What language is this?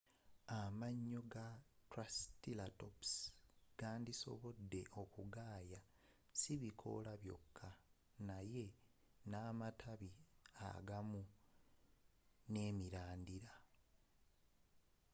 Ganda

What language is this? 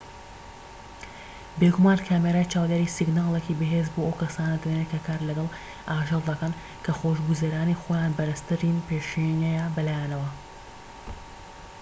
Central Kurdish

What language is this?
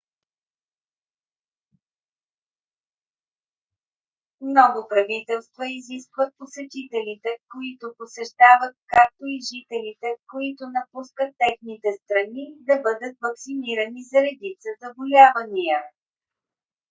Bulgarian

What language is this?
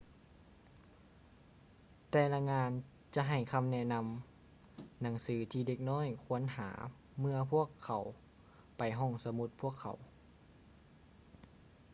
Lao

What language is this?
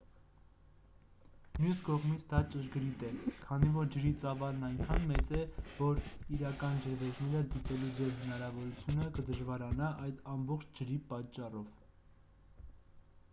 Armenian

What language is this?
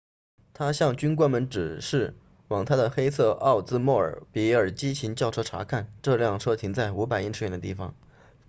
Chinese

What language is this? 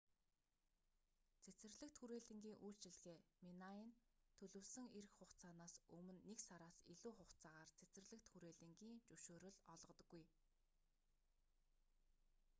Mongolian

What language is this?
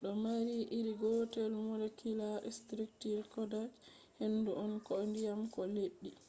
Fula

